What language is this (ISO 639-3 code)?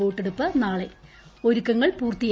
mal